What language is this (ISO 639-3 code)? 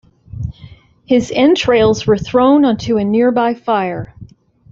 eng